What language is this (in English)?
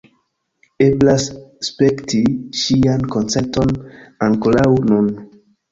Esperanto